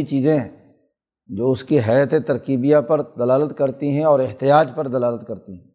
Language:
Urdu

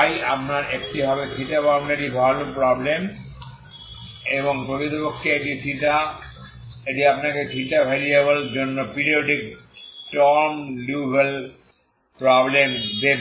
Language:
Bangla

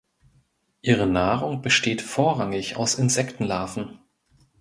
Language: German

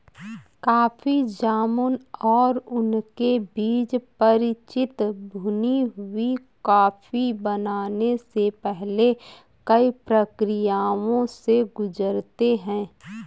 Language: Hindi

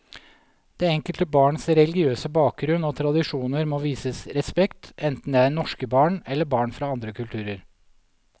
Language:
Norwegian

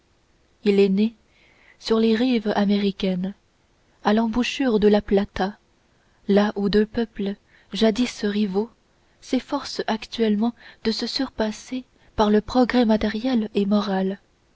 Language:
French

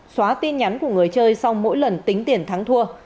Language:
Vietnamese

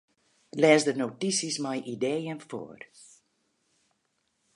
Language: Western Frisian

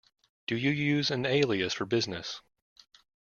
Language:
English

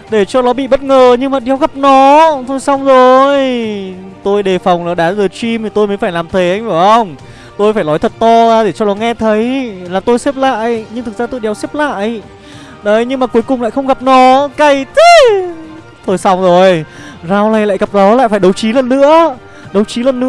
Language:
Vietnamese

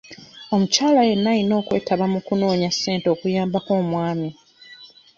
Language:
Ganda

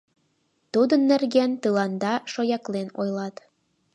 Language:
Mari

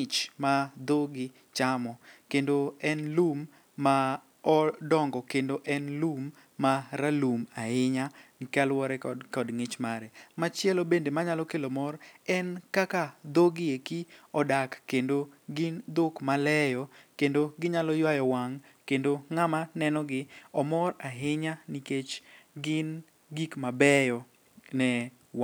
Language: Luo (Kenya and Tanzania)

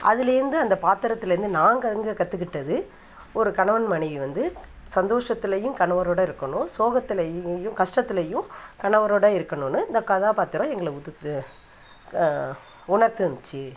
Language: Tamil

